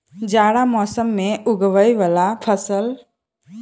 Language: Maithili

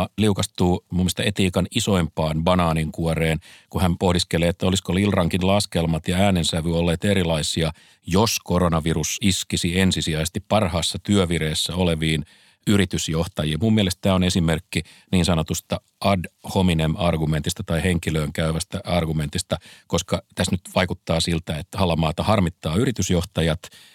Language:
Finnish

